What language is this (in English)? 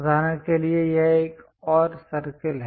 Hindi